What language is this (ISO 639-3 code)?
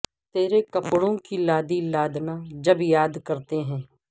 urd